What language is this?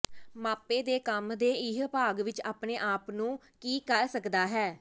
Punjabi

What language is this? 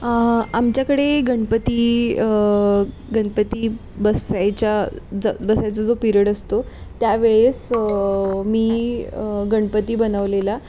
Marathi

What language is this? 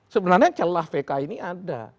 Indonesian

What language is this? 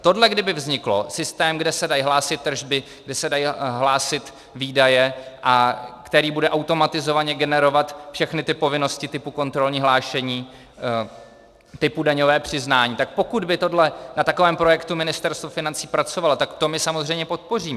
Czech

